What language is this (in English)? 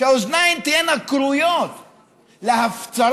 Hebrew